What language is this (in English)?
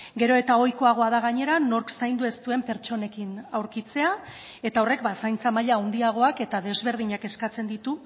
Basque